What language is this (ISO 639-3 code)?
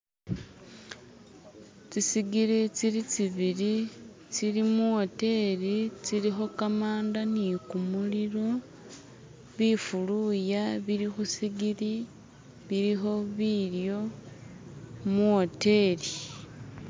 myx